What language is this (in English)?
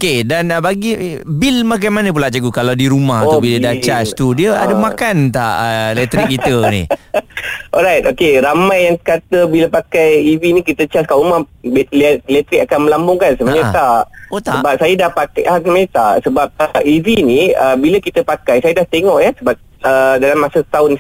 Malay